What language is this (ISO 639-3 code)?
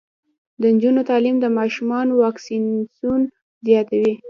pus